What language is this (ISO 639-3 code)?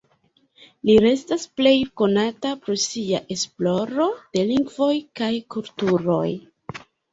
epo